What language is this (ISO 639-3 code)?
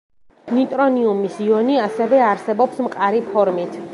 kat